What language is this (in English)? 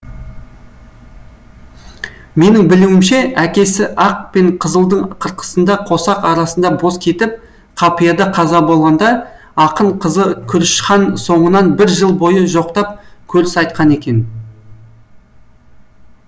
Kazakh